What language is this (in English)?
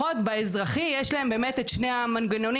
Hebrew